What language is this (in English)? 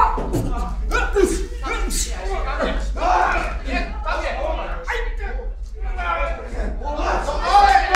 Slovak